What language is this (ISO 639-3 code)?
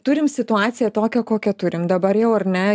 lit